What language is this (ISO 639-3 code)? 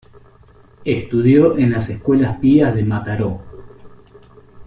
spa